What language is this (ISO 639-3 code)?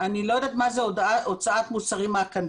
heb